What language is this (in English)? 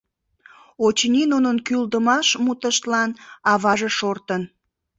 Mari